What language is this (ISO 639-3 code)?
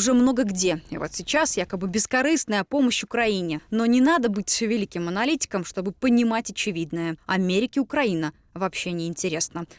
rus